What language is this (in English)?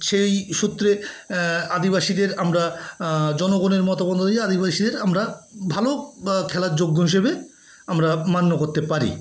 Bangla